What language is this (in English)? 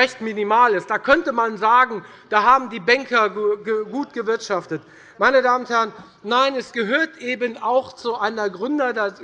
German